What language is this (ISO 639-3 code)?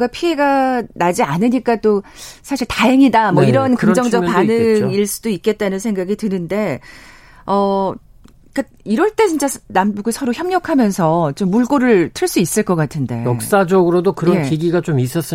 kor